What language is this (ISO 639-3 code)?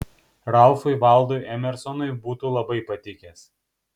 lit